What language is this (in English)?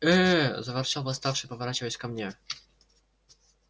Russian